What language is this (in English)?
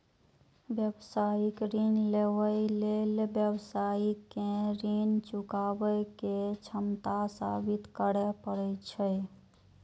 Maithili